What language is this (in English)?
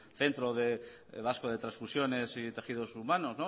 Spanish